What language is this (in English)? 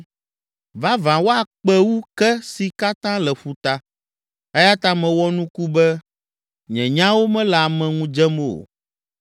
Ewe